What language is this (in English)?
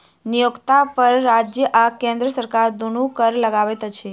Maithili